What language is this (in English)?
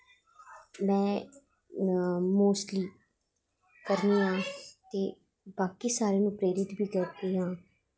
Dogri